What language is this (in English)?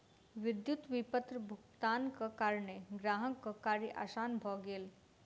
Maithili